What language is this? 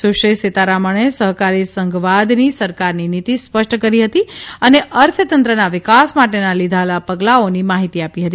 Gujarati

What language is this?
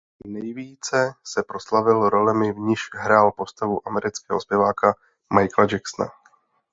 Czech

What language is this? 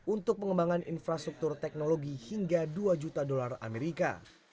Indonesian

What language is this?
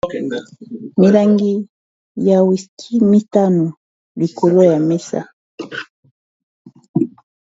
Lingala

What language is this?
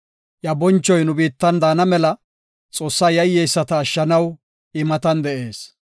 Gofa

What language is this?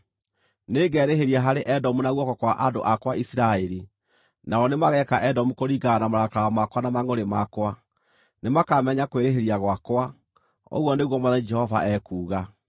Kikuyu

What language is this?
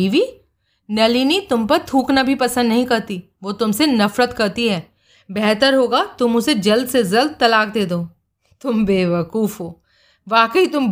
Hindi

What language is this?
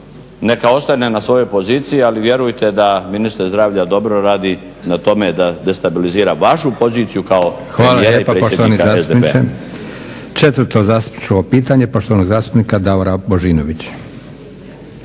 Croatian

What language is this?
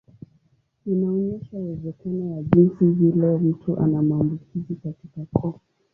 Swahili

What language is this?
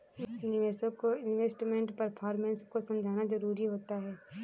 Hindi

